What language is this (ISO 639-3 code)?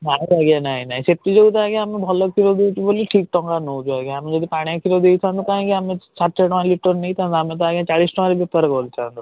ori